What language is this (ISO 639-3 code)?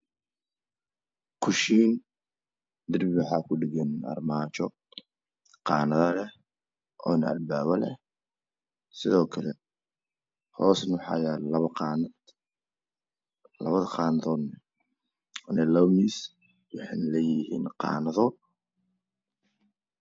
som